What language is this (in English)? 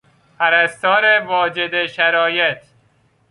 Persian